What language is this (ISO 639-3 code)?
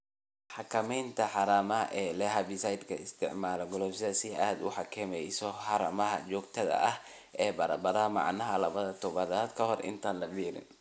som